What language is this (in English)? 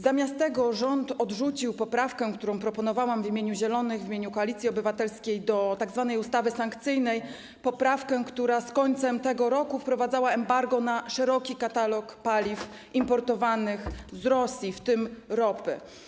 Polish